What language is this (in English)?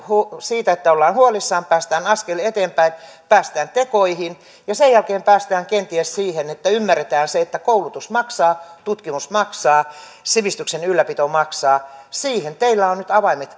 Finnish